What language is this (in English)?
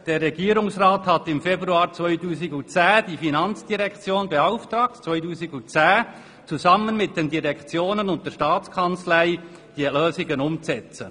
Swiss German